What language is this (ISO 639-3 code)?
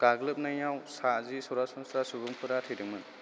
brx